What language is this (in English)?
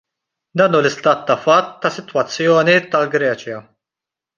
Maltese